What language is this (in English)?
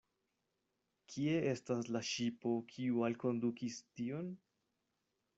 Esperanto